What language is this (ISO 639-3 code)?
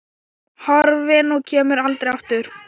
isl